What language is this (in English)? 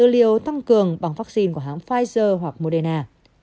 Vietnamese